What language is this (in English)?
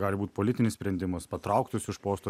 Lithuanian